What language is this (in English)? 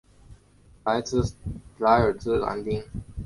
Chinese